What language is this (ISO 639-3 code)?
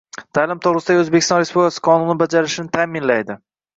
uzb